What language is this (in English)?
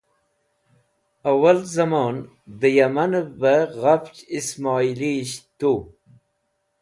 Wakhi